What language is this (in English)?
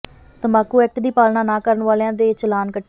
Punjabi